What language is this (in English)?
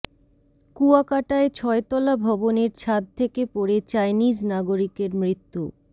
Bangla